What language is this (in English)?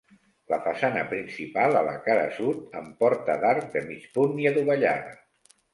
Catalan